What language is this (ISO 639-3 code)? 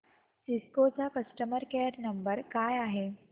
mar